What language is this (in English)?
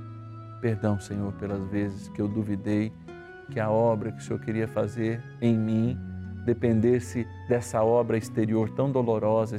Portuguese